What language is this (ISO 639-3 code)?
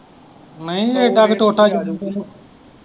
pan